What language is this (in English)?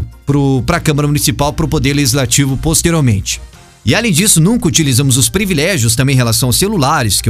Portuguese